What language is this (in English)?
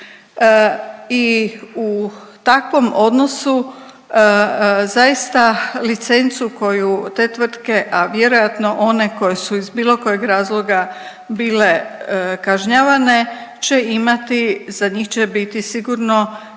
Croatian